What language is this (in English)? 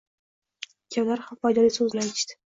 Uzbek